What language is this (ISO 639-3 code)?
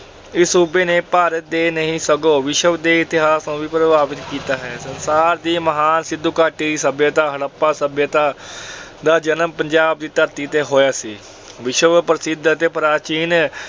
pan